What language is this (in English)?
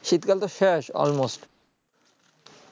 Bangla